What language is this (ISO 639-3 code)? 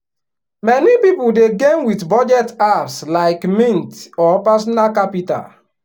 pcm